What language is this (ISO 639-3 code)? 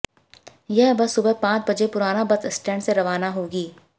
hin